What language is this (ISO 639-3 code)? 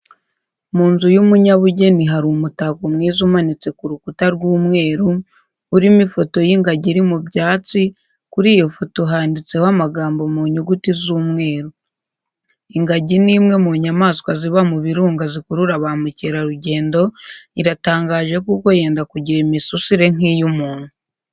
kin